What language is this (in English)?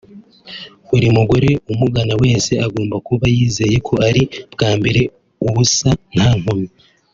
Kinyarwanda